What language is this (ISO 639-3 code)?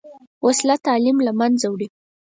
pus